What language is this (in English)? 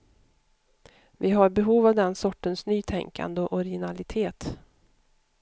Swedish